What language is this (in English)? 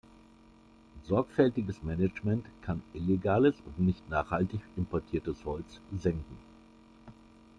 German